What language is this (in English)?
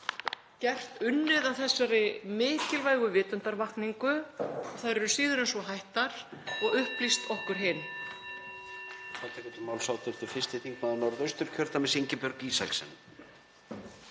Icelandic